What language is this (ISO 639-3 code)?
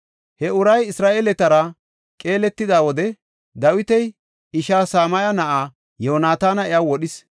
gof